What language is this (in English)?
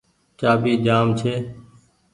Goaria